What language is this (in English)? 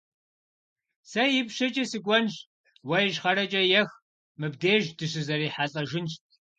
Kabardian